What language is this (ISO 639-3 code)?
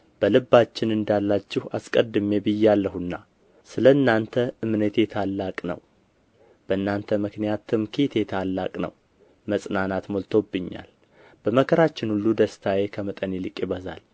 amh